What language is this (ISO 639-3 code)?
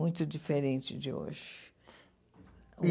por